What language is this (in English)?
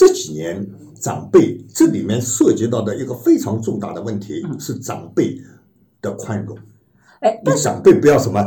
Chinese